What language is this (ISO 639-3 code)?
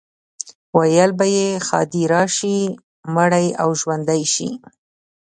pus